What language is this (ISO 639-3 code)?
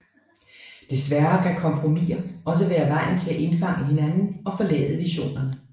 dan